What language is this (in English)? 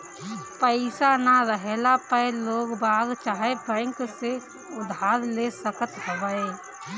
Bhojpuri